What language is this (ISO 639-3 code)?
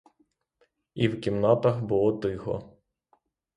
ukr